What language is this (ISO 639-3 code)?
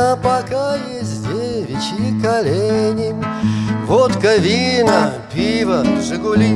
rus